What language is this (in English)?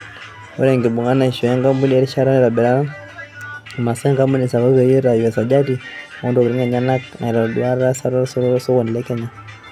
Masai